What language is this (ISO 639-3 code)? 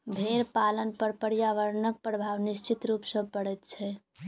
mai